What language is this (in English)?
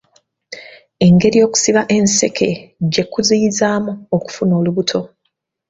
Ganda